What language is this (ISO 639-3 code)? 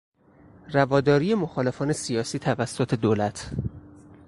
fas